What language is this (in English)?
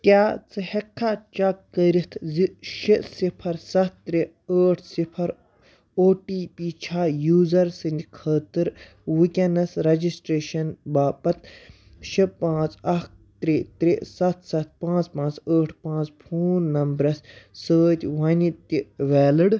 Kashmiri